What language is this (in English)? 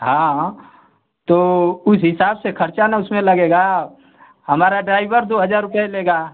Hindi